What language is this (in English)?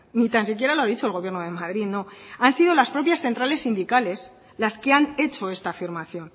Spanish